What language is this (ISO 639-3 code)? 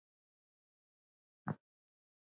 isl